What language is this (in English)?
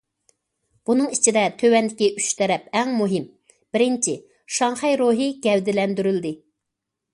Uyghur